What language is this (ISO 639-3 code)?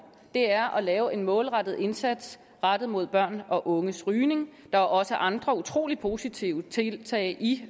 dan